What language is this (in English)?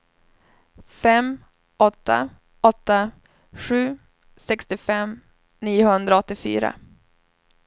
Swedish